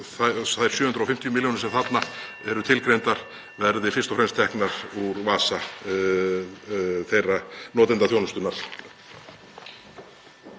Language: Icelandic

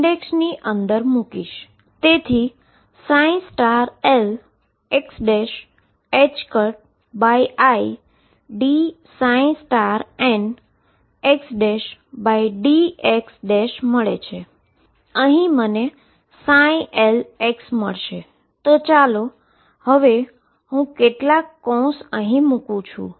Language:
Gujarati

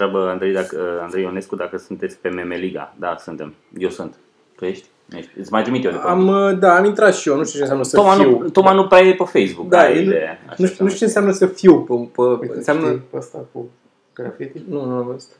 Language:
Romanian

